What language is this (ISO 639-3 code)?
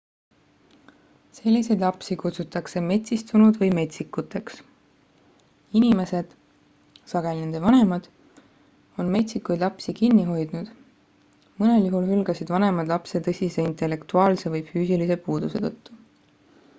est